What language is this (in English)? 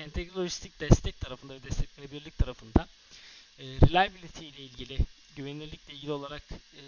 Turkish